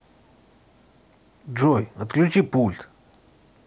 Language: Russian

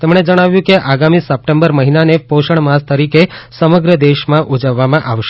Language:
Gujarati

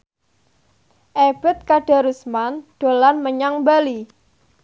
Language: Javanese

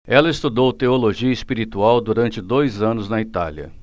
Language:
Portuguese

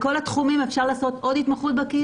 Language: Hebrew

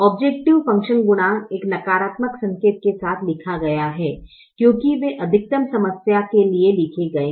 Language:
Hindi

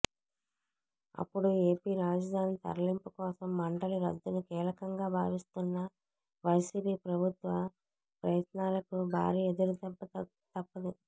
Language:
Telugu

